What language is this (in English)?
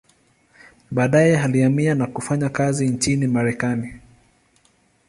Swahili